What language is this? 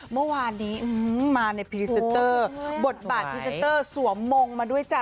Thai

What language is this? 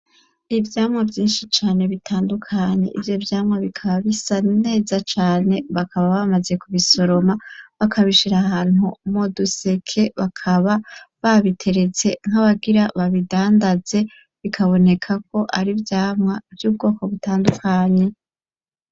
Rundi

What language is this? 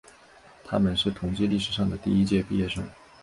Chinese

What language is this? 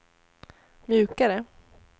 Swedish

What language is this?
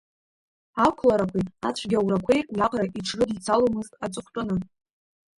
Abkhazian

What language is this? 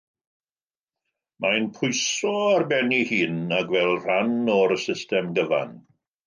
Welsh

